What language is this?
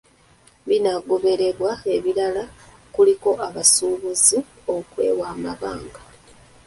Ganda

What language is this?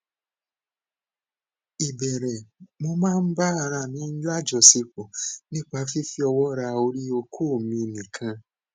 Yoruba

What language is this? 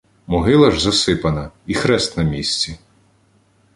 Ukrainian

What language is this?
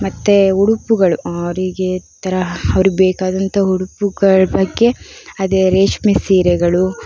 Kannada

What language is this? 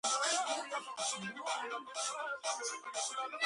Georgian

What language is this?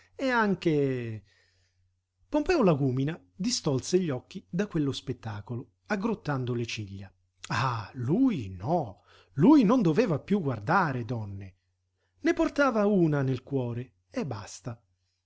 Italian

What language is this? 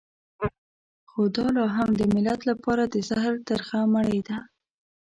Pashto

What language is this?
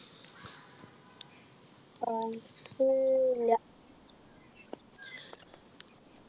Malayalam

